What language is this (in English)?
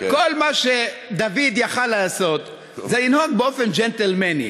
Hebrew